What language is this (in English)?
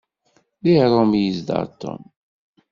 Kabyle